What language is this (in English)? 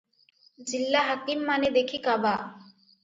Odia